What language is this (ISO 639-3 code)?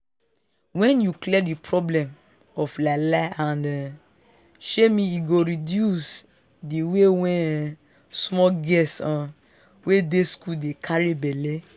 pcm